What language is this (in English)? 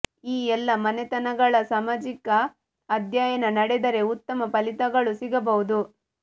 Kannada